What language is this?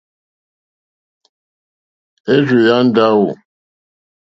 Mokpwe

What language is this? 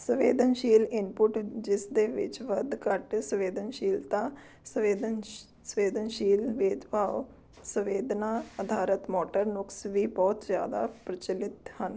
Punjabi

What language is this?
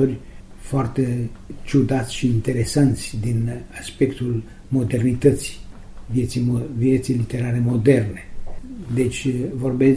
Romanian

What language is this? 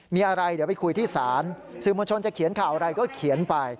Thai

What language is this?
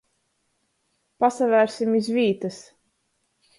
Latgalian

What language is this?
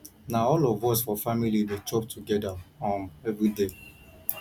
Nigerian Pidgin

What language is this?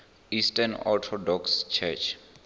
Venda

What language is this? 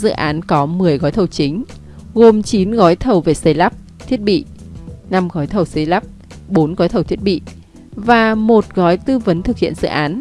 Vietnamese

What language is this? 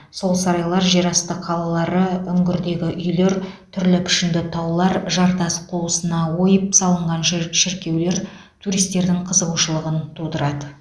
Kazakh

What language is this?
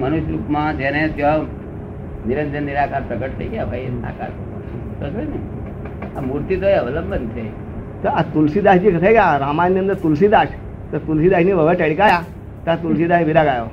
Gujarati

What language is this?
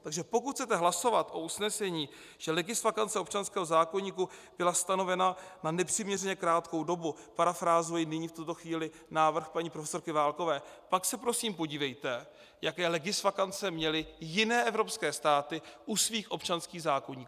Czech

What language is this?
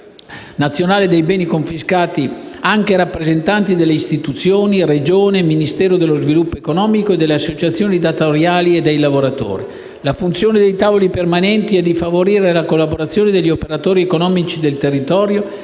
Italian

